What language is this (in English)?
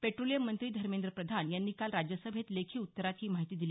Marathi